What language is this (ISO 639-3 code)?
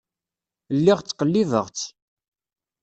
kab